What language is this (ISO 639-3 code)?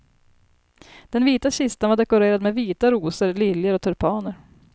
swe